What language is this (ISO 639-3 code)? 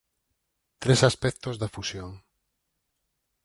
glg